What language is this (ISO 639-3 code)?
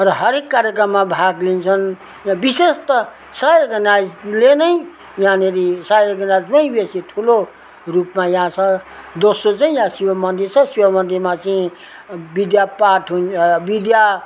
nep